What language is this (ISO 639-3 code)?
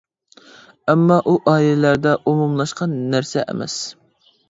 uig